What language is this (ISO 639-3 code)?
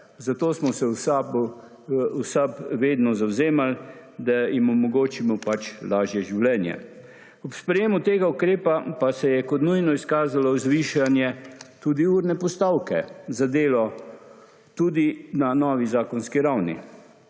slv